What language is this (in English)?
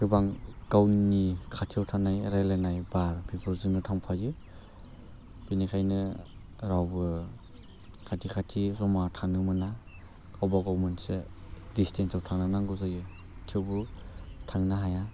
Bodo